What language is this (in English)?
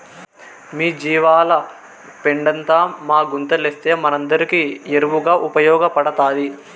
Telugu